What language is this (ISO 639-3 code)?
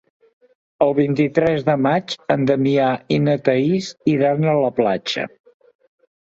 cat